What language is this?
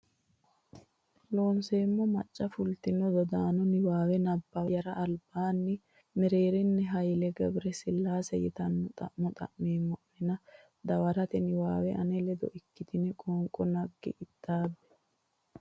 Sidamo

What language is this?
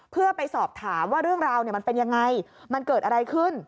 Thai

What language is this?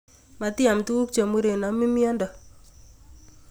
Kalenjin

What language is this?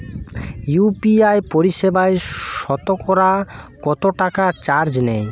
Bangla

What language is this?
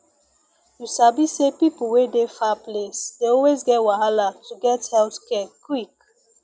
Nigerian Pidgin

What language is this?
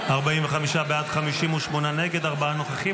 Hebrew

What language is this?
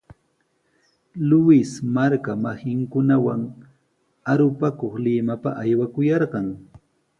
Sihuas Ancash Quechua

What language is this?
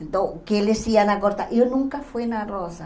Portuguese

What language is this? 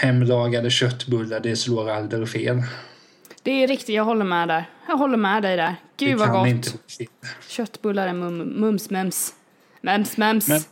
Swedish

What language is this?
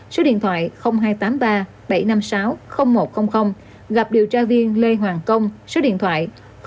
Vietnamese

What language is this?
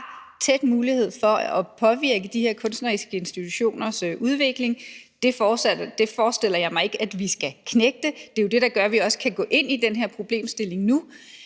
Danish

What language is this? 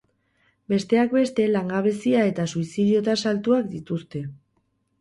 Basque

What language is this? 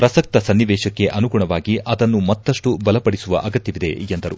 Kannada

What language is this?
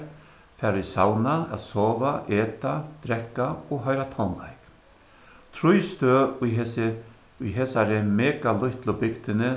Faroese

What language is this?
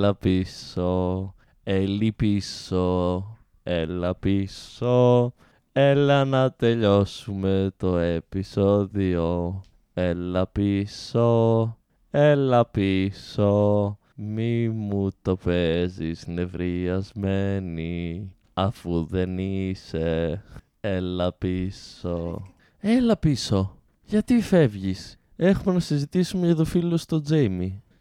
Greek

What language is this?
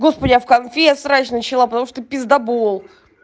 Russian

